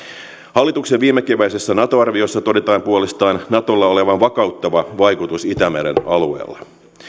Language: Finnish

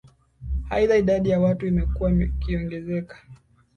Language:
Swahili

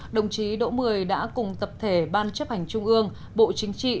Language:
Vietnamese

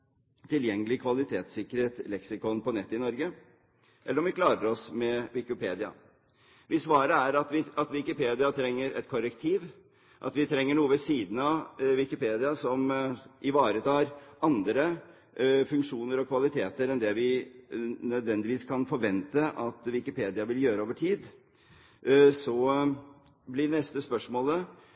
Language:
Norwegian Bokmål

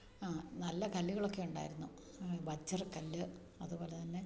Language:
Malayalam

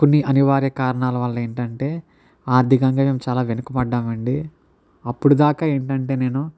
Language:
Telugu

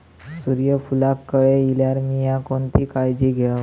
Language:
Marathi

